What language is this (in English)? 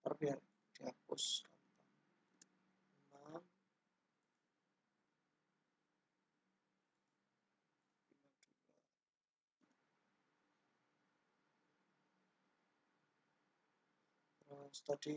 Indonesian